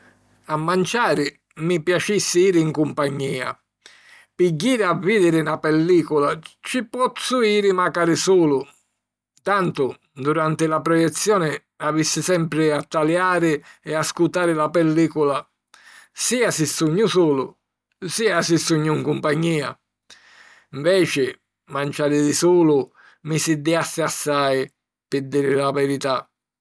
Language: Sicilian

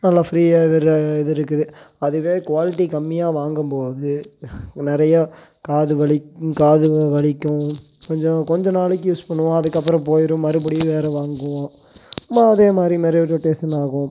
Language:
Tamil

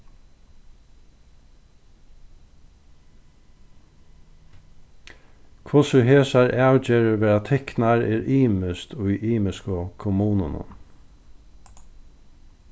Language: Faroese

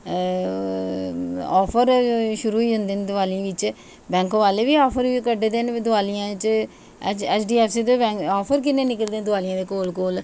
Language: Dogri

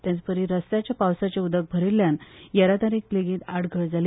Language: Konkani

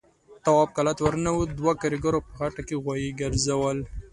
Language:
Pashto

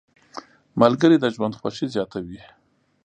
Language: Pashto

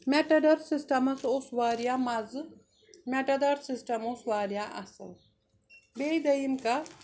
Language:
Kashmiri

